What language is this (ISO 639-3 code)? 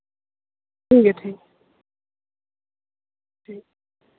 doi